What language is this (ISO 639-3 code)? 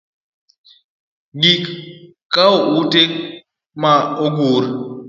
luo